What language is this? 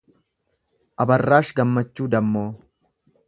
Oromo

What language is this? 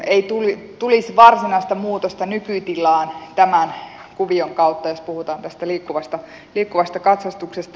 Finnish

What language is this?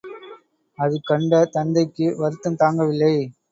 Tamil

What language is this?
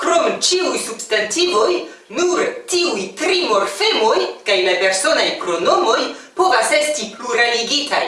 Esperanto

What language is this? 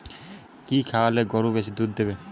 Bangla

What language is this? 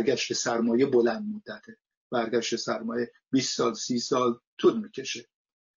Persian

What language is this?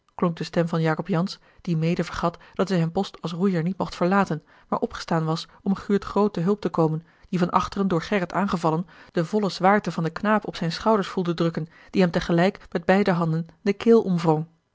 Dutch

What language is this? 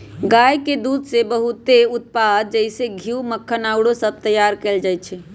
Magahi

